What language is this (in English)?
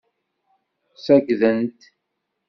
Kabyle